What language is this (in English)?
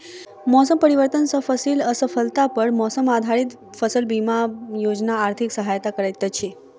Maithili